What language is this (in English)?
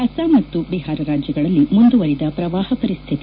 Kannada